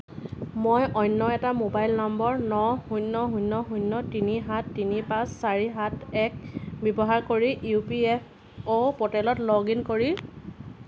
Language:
Assamese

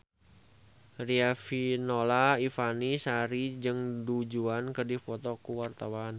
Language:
Sundanese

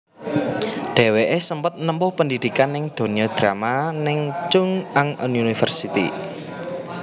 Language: Javanese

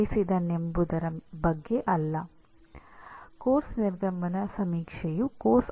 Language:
Kannada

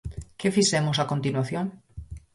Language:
Galician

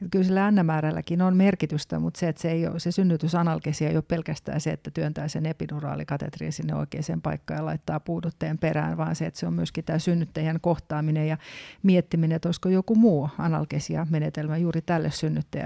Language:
Finnish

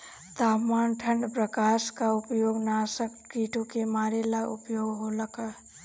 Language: Bhojpuri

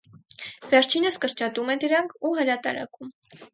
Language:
Armenian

